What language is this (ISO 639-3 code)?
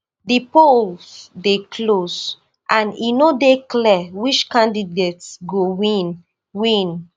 pcm